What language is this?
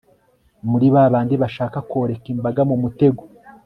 Kinyarwanda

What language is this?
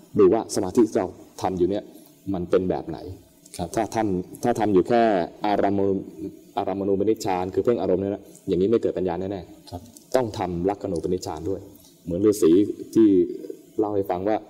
Thai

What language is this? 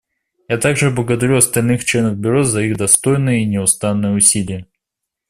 Russian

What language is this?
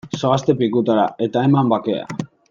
Basque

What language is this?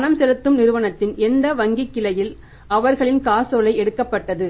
Tamil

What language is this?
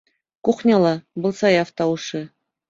Bashkir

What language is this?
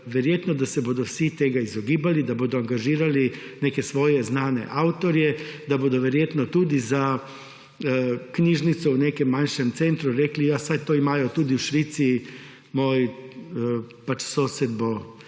Slovenian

